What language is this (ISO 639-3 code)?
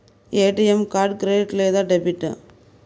tel